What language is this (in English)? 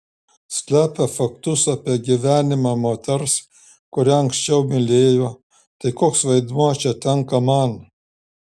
Lithuanian